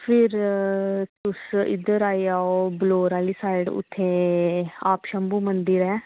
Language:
Dogri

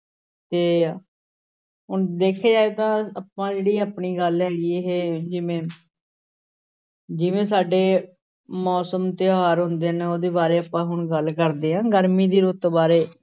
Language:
Punjabi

